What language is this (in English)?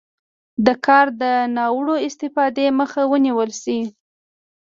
Pashto